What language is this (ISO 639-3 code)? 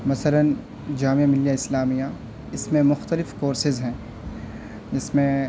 urd